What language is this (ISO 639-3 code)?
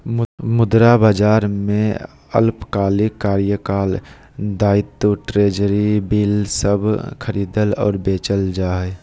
mag